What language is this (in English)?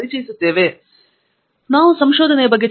Kannada